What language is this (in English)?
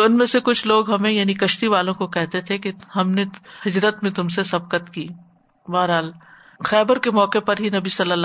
Urdu